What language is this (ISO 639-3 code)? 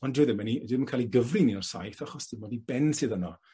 cym